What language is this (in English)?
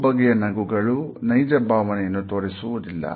Kannada